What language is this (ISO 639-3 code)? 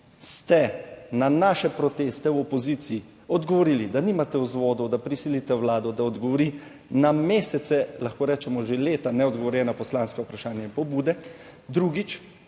slv